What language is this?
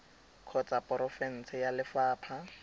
Tswana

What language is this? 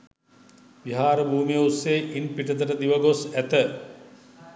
Sinhala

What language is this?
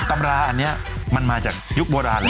Thai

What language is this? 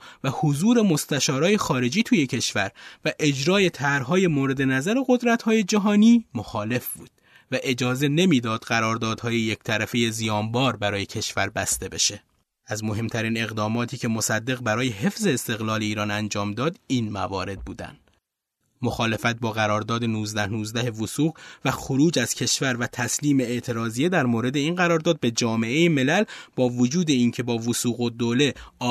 Persian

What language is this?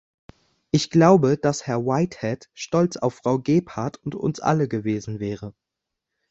German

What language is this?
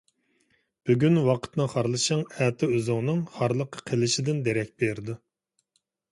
Uyghur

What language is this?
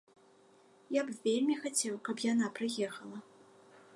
Belarusian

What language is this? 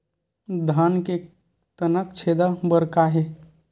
Chhattisgarhi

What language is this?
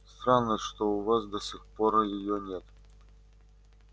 Russian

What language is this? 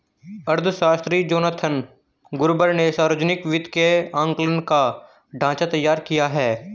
Hindi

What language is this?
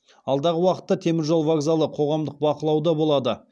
Kazakh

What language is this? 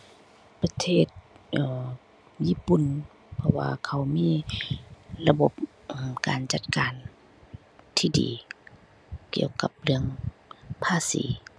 Thai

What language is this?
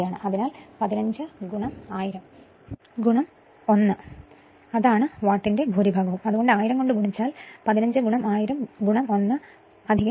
Malayalam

